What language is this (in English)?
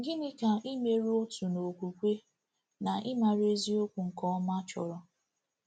Igbo